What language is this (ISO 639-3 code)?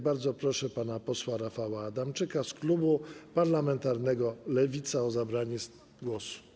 pol